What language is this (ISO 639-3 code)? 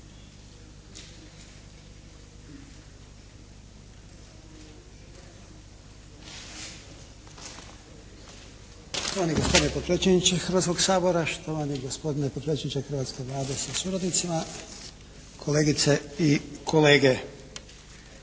hrv